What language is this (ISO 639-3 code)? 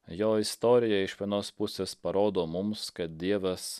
lit